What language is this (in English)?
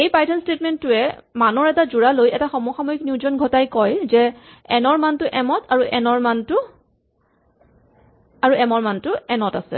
Assamese